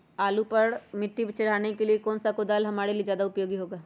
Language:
Magahi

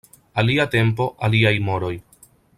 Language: Esperanto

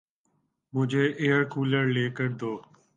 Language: Urdu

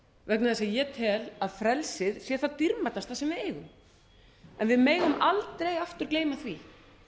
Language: Icelandic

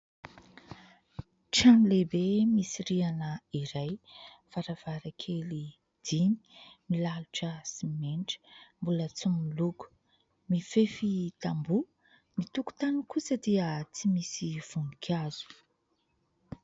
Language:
Malagasy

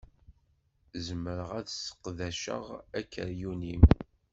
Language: Kabyle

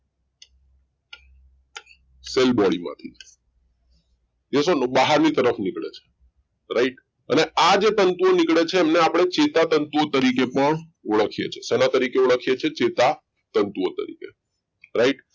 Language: Gujarati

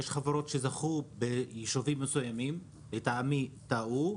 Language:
Hebrew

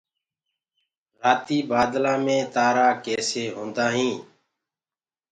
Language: Gurgula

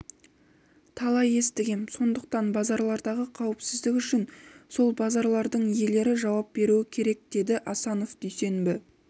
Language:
Kazakh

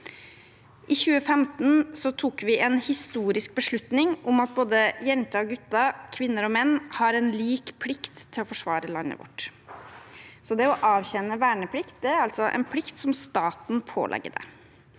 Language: Norwegian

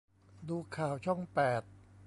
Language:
Thai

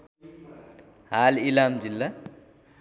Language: Nepali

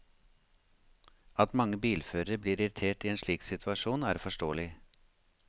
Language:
Norwegian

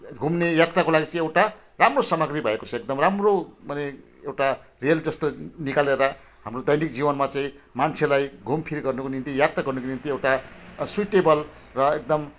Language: Nepali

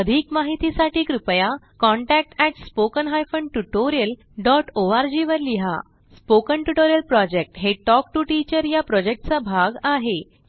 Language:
Marathi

